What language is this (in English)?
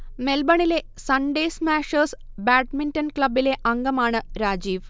Malayalam